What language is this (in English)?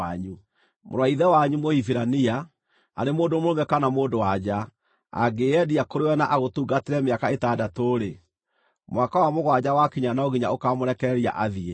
Kikuyu